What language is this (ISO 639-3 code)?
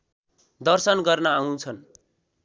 nep